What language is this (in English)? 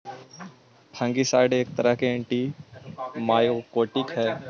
Magahi